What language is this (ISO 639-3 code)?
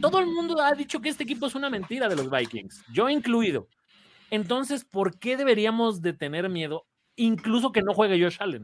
spa